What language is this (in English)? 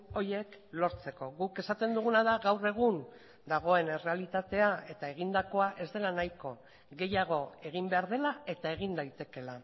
Basque